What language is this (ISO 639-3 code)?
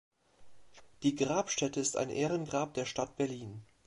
deu